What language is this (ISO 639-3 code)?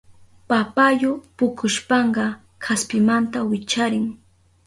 qup